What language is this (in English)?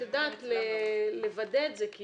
Hebrew